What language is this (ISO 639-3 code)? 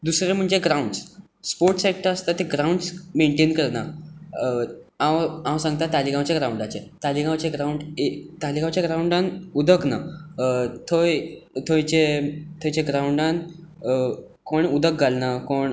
kok